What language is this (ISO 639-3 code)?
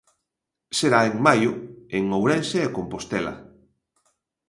glg